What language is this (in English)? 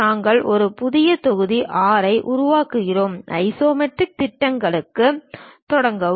Tamil